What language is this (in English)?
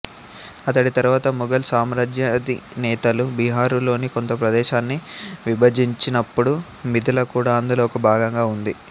Telugu